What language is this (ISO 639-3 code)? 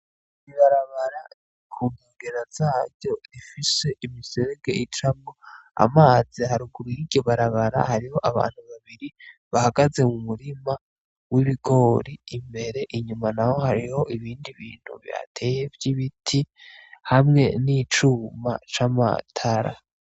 run